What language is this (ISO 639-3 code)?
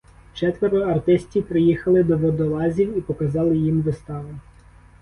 ukr